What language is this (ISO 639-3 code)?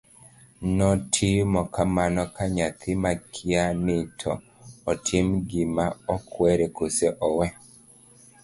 luo